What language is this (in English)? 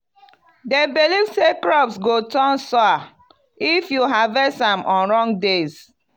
Nigerian Pidgin